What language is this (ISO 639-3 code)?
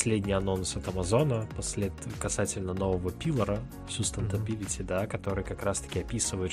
rus